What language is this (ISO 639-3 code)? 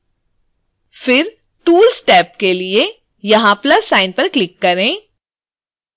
hin